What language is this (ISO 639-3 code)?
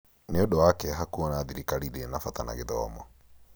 kik